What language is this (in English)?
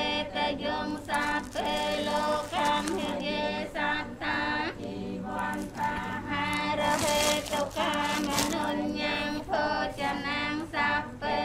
Thai